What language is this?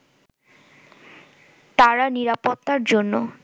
Bangla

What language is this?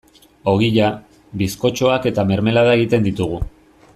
Basque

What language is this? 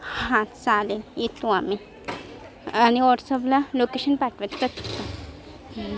Marathi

